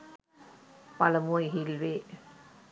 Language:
Sinhala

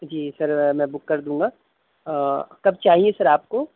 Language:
Urdu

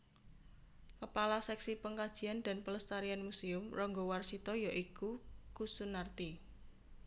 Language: Javanese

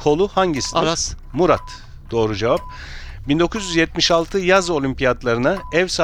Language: Turkish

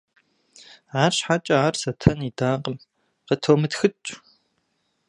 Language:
Kabardian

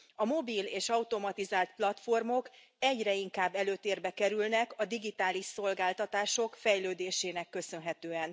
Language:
Hungarian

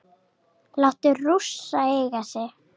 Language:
Icelandic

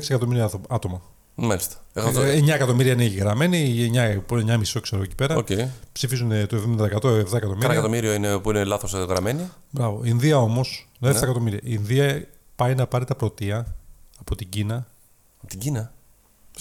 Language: Greek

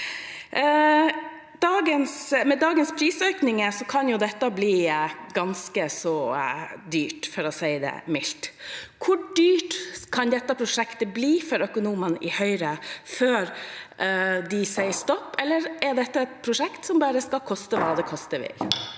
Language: Norwegian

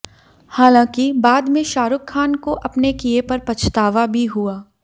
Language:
Hindi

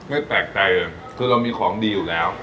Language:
Thai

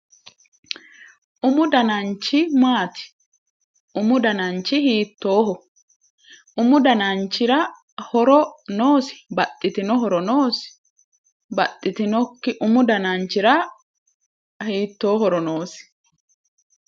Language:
Sidamo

